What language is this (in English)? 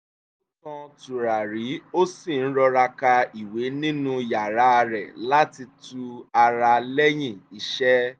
Yoruba